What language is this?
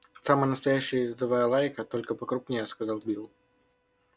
Russian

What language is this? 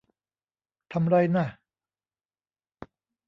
Thai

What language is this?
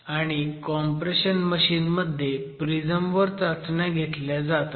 Marathi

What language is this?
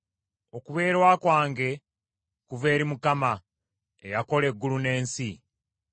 Ganda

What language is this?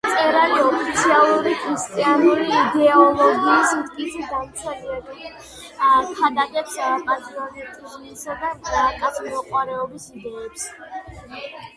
Georgian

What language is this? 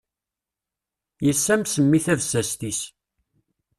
Kabyle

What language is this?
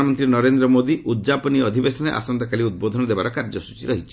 Odia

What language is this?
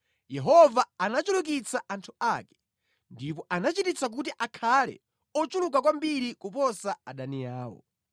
Nyanja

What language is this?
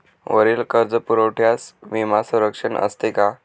Marathi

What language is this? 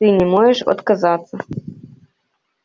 Russian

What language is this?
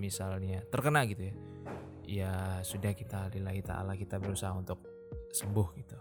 Indonesian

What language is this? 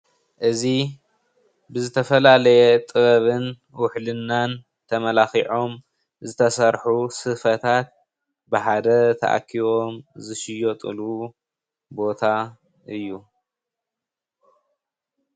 Tigrinya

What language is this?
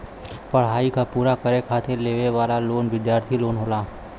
Bhojpuri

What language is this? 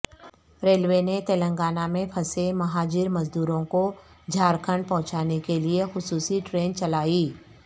Urdu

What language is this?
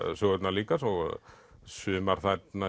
Icelandic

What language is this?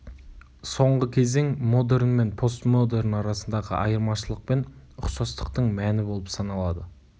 Kazakh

